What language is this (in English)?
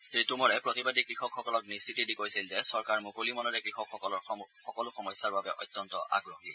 Assamese